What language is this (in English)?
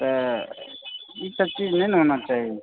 Maithili